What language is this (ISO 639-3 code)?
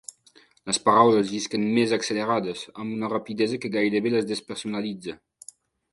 cat